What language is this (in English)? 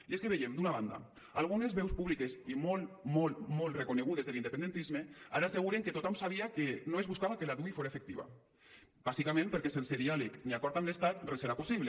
Catalan